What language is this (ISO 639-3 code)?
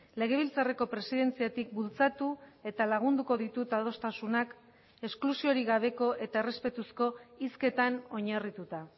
eus